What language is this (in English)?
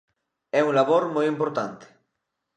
Galician